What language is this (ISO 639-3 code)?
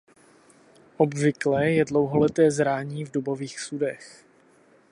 ces